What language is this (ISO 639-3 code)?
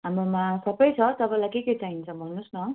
nep